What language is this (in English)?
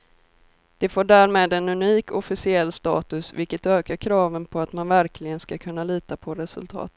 Swedish